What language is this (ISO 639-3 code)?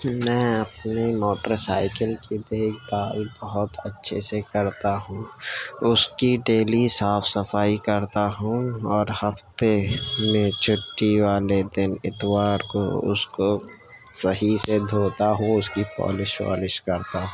urd